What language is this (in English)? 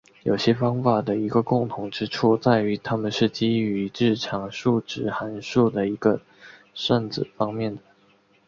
Chinese